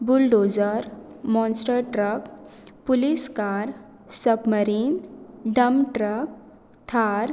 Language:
Konkani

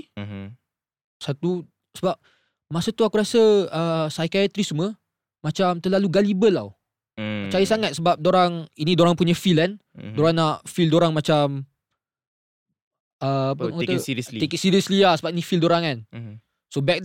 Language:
Malay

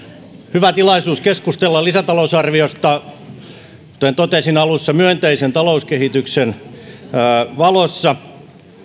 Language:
Finnish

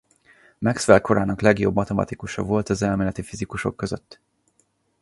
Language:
Hungarian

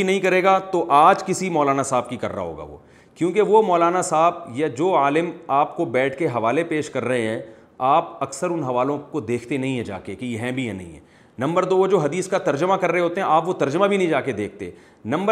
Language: Urdu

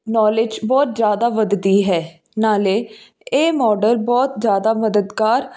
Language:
Punjabi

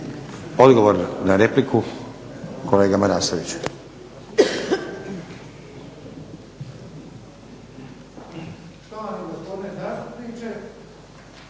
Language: Croatian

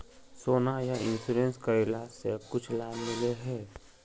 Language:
Magahi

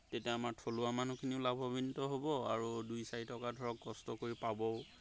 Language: Assamese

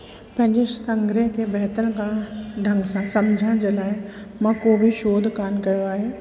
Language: Sindhi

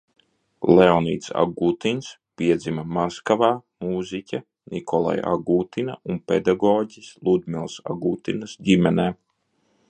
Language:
Latvian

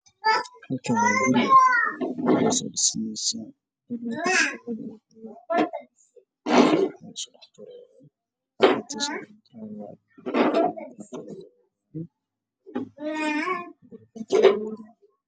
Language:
Somali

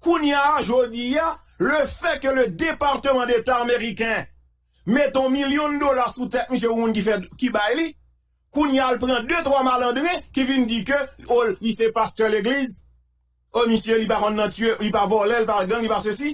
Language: French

